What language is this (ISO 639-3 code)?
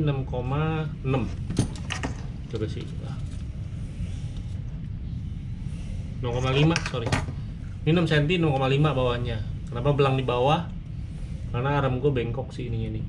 ind